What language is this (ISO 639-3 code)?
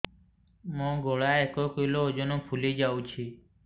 ori